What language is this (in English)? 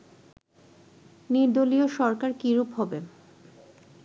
Bangla